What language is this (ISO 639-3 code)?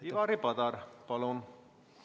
est